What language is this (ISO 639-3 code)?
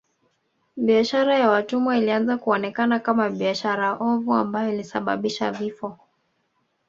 swa